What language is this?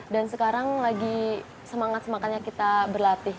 Indonesian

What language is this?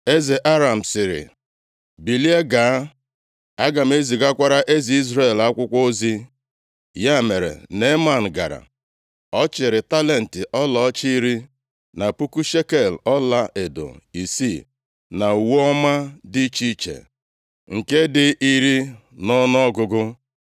Igbo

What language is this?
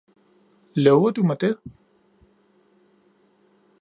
Danish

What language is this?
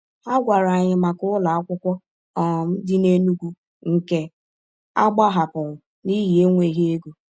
Igbo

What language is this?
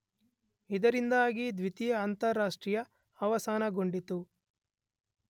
Kannada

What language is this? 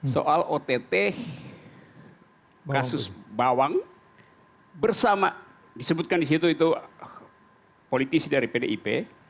Indonesian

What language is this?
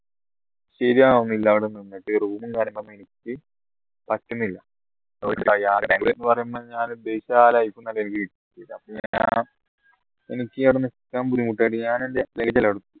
Malayalam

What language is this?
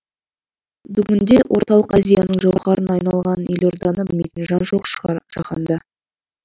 Kazakh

